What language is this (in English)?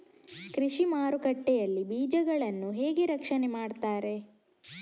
Kannada